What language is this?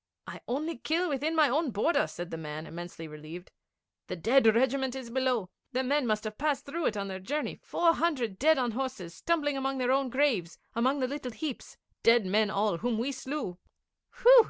English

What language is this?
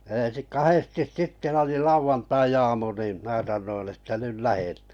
Finnish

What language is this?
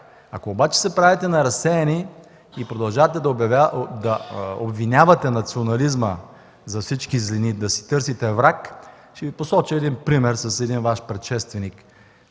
Bulgarian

